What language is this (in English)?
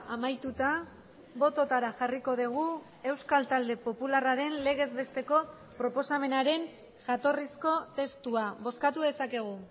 Basque